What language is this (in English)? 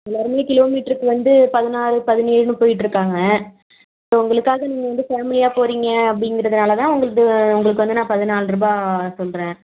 Tamil